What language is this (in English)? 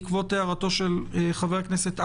Hebrew